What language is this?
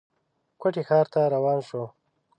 Pashto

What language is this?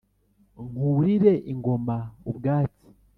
Kinyarwanda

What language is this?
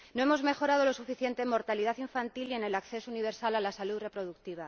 Spanish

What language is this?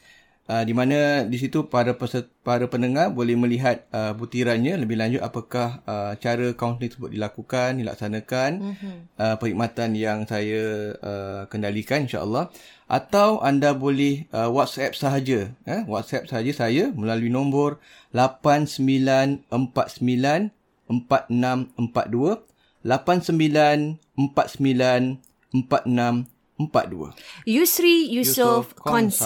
Malay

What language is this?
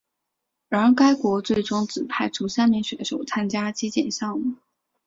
Chinese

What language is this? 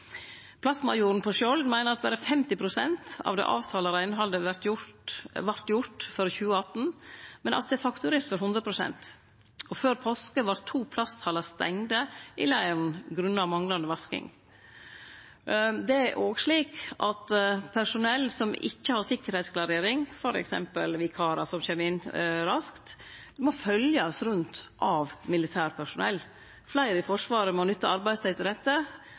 Norwegian Nynorsk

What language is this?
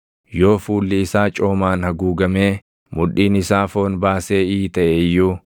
Oromo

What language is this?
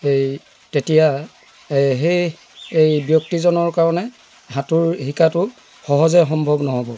Assamese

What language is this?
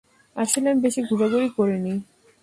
Bangla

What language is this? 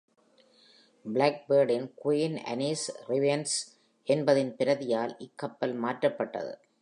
Tamil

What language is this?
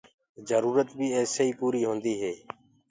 Gurgula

